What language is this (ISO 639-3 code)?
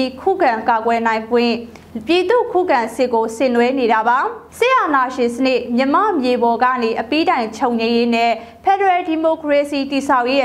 tha